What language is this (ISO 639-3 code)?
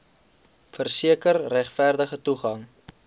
afr